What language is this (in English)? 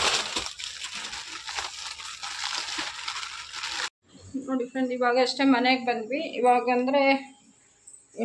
Romanian